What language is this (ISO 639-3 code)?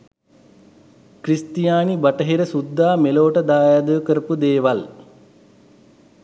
sin